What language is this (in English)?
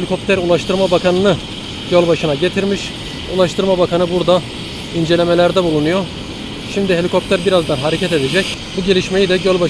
Turkish